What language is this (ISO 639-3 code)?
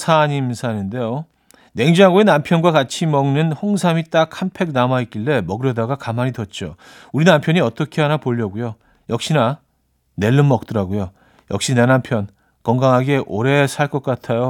kor